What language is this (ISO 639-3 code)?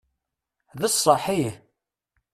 kab